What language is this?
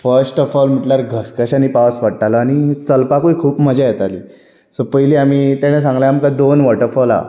Konkani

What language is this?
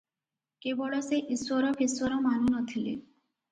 Odia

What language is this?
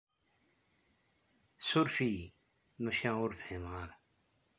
Kabyle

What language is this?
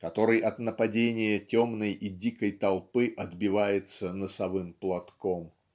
Russian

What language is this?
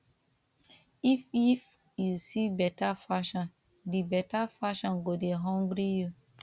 Nigerian Pidgin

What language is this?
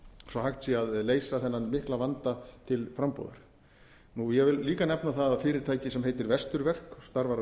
Icelandic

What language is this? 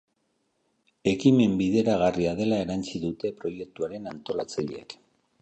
Basque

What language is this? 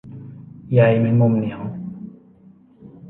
Thai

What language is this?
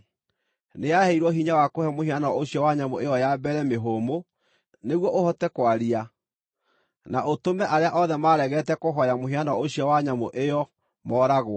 Kikuyu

